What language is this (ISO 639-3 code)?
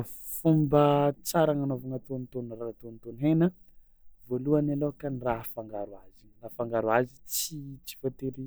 xmw